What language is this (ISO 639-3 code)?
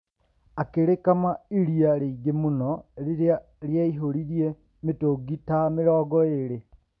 kik